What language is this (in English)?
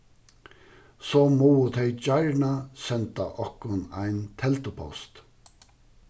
Faroese